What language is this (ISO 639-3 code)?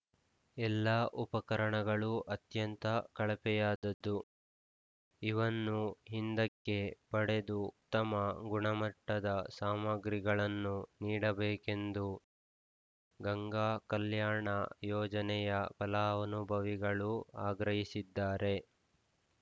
kan